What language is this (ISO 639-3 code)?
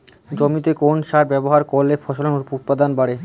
ben